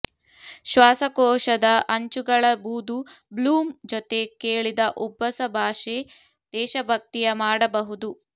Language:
Kannada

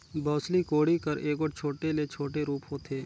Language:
Chhattisgarhi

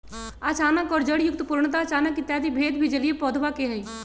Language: Magahi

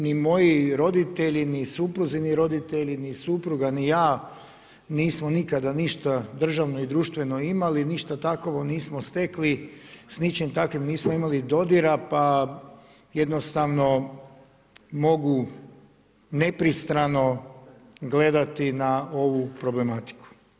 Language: Croatian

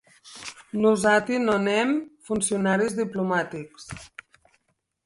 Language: Occitan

